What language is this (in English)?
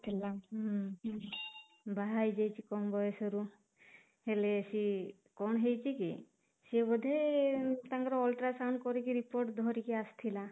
Odia